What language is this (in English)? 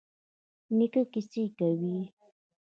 Pashto